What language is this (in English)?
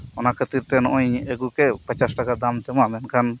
Santali